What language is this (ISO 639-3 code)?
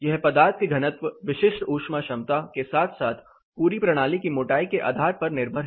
hin